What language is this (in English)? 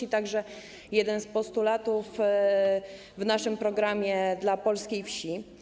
Polish